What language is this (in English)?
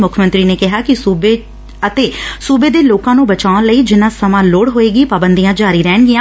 Punjabi